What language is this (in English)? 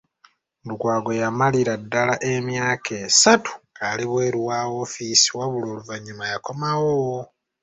Ganda